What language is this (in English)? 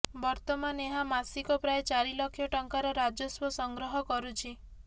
Odia